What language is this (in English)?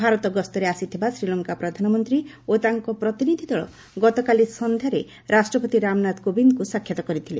Odia